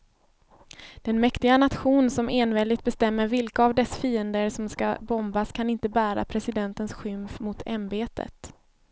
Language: Swedish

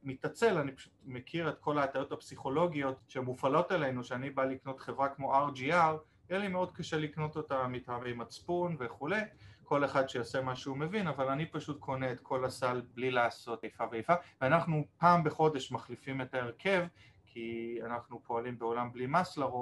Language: Hebrew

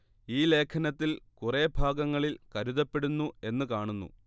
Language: Malayalam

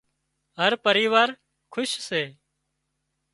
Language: Wadiyara Koli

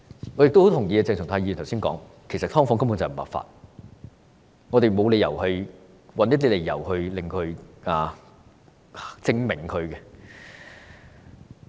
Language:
Cantonese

